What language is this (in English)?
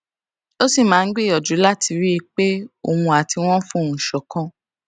Yoruba